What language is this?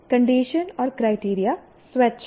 Hindi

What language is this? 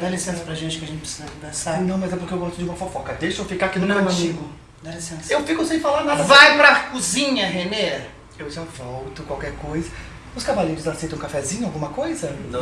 Portuguese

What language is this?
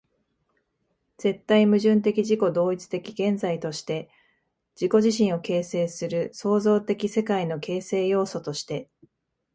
Japanese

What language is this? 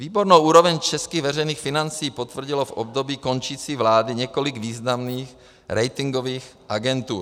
Czech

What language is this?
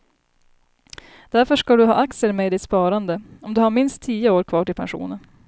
Swedish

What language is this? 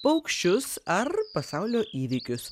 Lithuanian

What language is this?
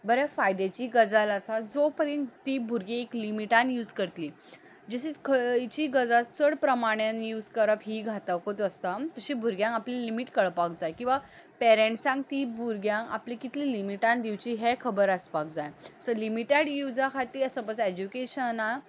Konkani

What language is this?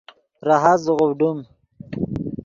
Yidgha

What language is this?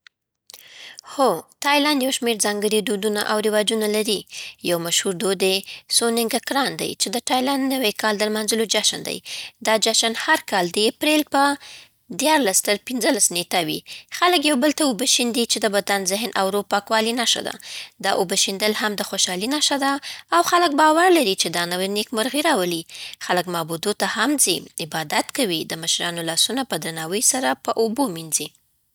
Southern Pashto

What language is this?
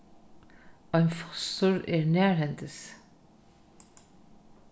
Faroese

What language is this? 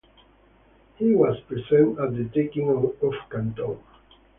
English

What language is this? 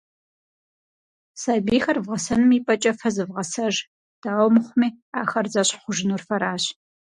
Kabardian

